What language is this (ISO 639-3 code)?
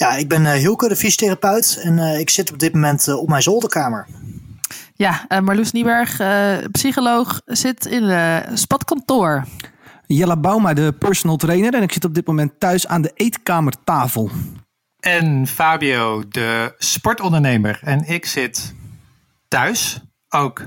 nld